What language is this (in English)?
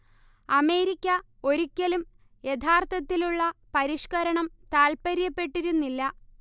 Malayalam